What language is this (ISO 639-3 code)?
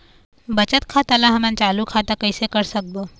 hne